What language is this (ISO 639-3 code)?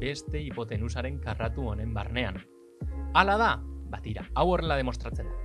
eus